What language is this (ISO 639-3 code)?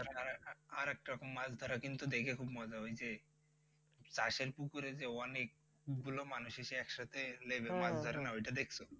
ben